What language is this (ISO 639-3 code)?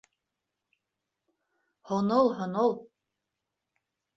bak